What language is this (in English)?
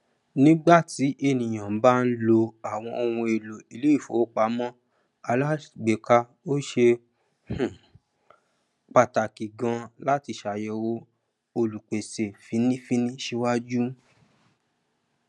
Yoruba